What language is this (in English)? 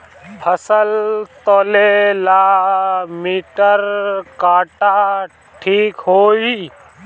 Bhojpuri